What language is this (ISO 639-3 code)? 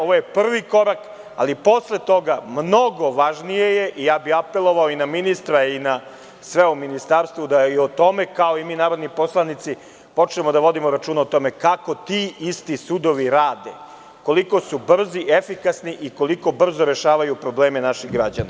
srp